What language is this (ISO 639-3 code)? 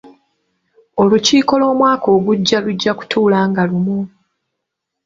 lug